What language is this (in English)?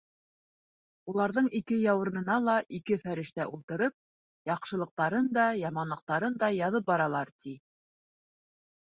Bashkir